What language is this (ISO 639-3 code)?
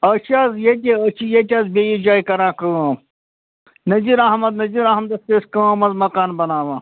kas